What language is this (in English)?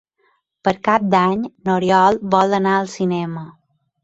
Catalan